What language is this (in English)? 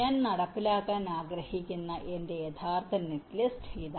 Malayalam